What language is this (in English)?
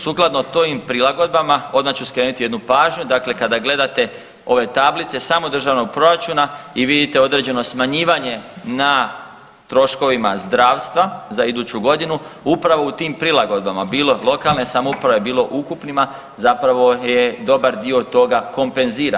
Croatian